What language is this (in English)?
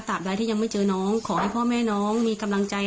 Thai